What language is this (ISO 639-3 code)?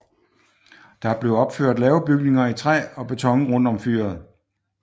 dan